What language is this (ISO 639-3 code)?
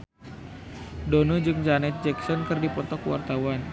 sun